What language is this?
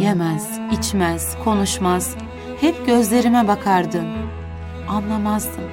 Turkish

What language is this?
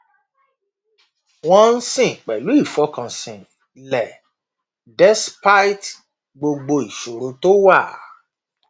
Yoruba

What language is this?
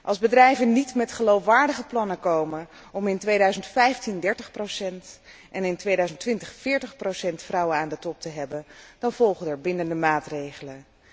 Dutch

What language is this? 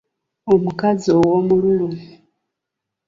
Ganda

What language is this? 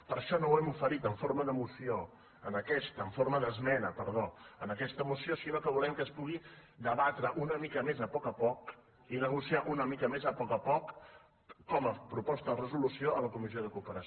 Catalan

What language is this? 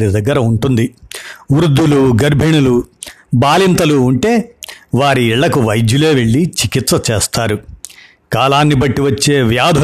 Telugu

